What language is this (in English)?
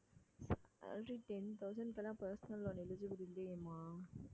Tamil